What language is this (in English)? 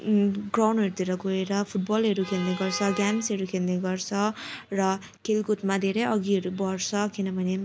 Nepali